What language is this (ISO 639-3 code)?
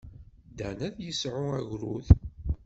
kab